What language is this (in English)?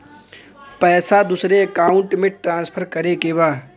Bhojpuri